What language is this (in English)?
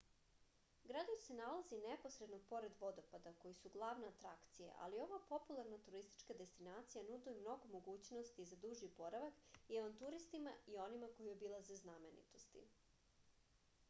Serbian